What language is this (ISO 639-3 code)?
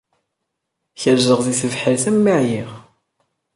kab